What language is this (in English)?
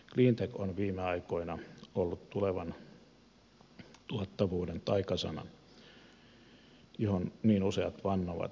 Finnish